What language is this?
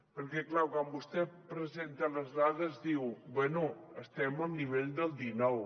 Catalan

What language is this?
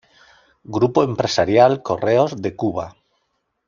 Spanish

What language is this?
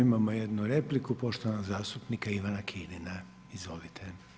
Croatian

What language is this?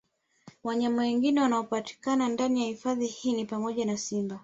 Swahili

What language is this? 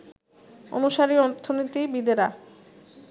Bangla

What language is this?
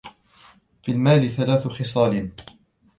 Arabic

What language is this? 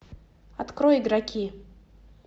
Russian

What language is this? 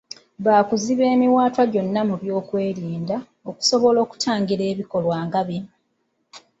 Ganda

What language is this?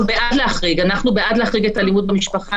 Hebrew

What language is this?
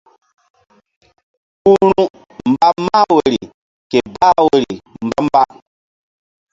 Mbum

